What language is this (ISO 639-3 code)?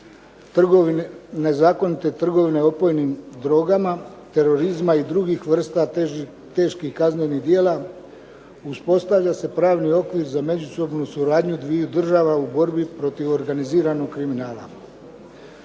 hrv